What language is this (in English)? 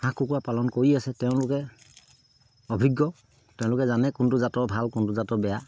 Assamese